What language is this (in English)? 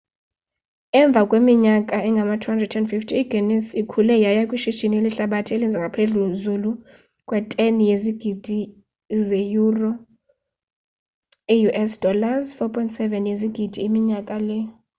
Xhosa